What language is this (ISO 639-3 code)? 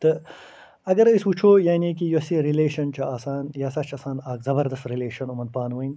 kas